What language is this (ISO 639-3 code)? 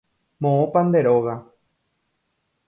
grn